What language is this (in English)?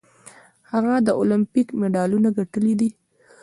Pashto